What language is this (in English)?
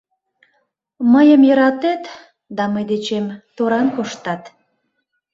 Mari